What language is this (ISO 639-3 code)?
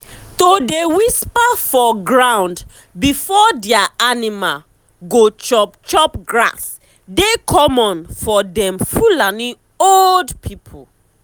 pcm